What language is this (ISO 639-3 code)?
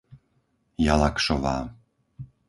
slk